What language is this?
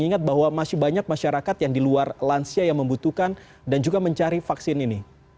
Indonesian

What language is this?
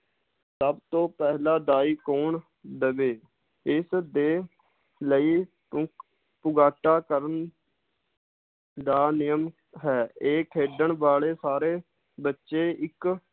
Punjabi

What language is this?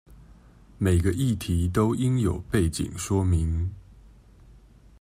Chinese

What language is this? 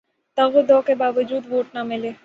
Urdu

